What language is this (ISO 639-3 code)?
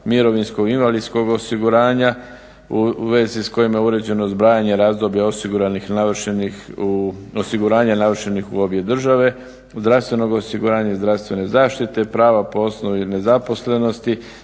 hrv